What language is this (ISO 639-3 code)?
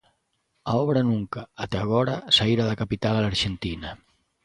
glg